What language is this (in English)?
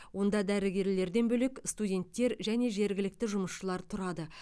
Kazakh